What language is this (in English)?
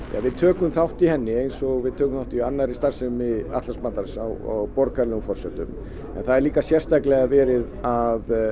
Icelandic